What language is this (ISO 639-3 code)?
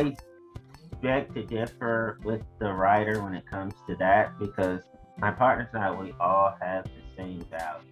eng